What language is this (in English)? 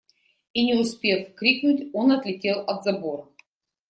Russian